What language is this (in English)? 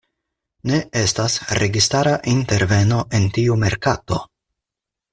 Esperanto